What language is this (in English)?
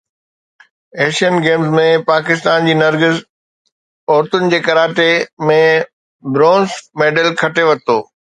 Sindhi